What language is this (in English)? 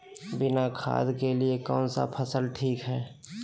Magahi